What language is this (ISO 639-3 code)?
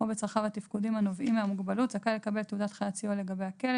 heb